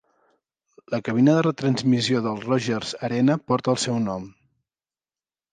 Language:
Catalan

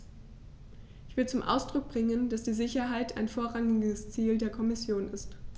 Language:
German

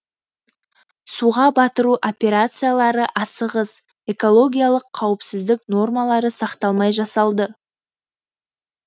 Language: Kazakh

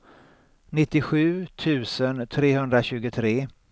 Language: Swedish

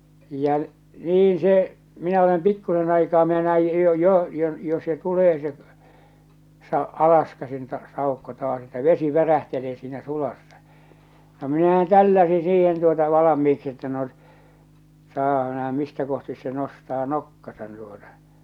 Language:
Finnish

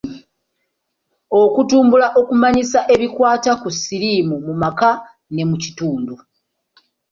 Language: Ganda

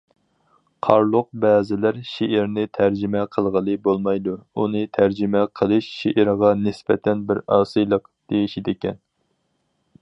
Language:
Uyghur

